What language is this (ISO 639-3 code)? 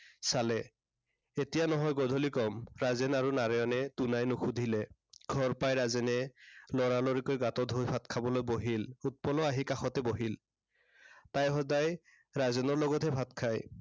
asm